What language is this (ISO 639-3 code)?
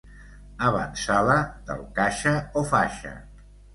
cat